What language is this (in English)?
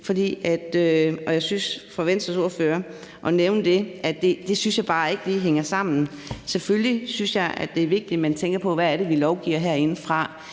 Danish